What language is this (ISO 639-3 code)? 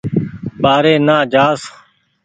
gig